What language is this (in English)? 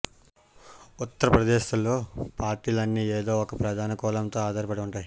Telugu